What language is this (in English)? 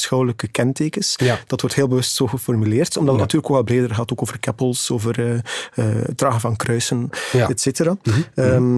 Dutch